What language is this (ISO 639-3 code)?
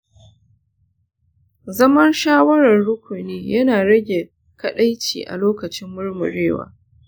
hau